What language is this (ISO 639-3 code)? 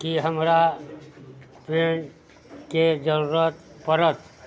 mai